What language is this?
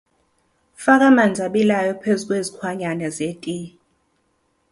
Zulu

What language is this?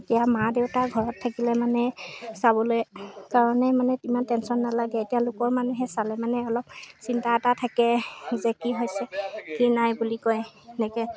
Assamese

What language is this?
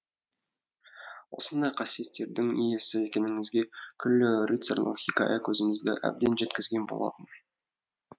Kazakh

